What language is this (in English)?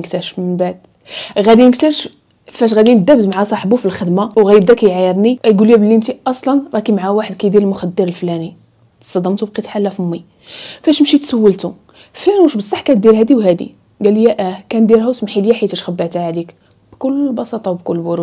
Arabic